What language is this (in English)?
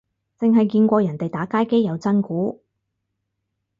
Cantonese